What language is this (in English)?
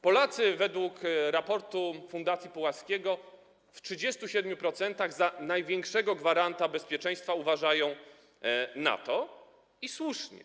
Polish